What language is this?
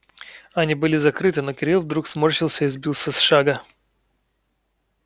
Russian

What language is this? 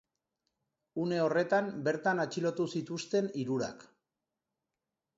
Basque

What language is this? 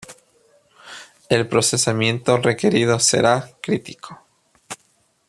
Spanish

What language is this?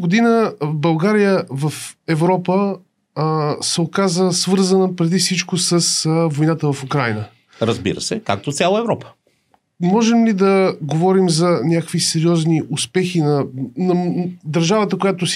Bulgarian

